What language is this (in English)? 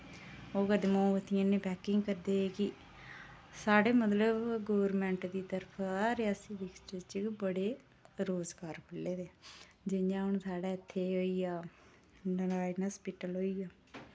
Dogri